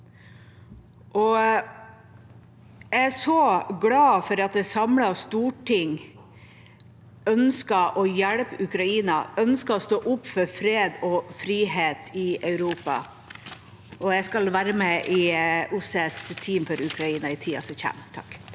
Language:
Norwegian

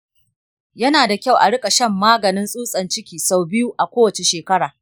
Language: Hausa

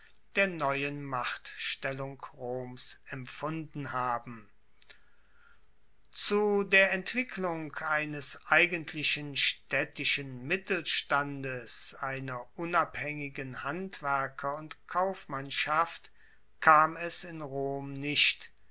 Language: German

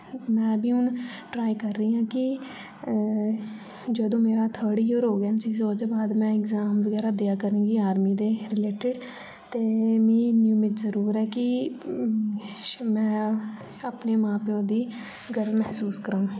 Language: Dogri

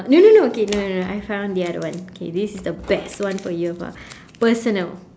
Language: English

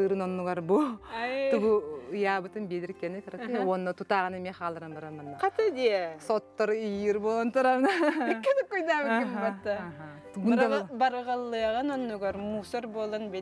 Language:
Arabic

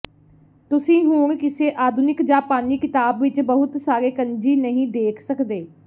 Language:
Punjabi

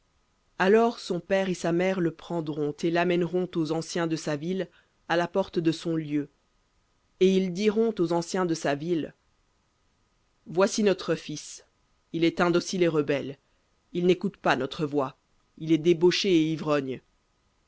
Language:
French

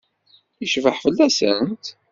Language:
Kabyle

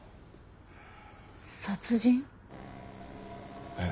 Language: Japanese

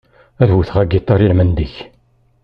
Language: Kabyle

